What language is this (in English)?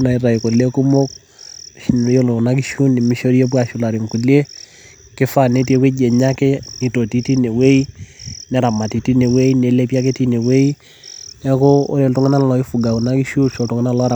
Masai